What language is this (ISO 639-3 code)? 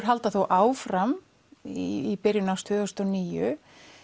isl